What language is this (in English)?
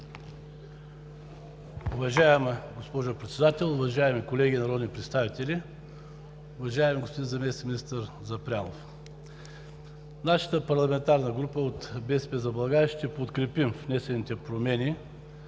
Bulgarian